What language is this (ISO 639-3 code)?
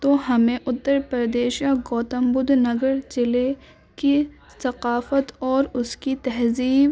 urd